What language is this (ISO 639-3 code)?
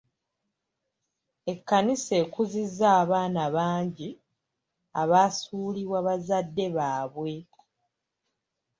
lug